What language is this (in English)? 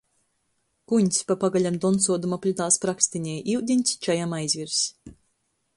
Latgalian